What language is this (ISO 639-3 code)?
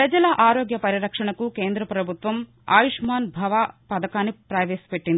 tel